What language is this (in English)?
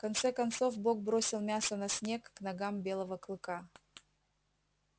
Russian